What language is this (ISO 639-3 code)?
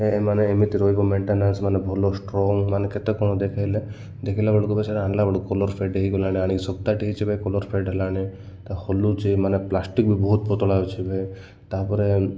ori